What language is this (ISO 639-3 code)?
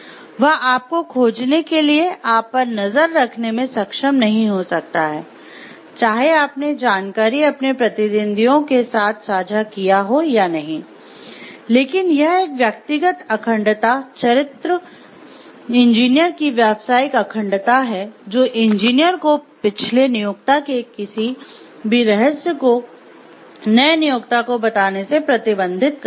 hin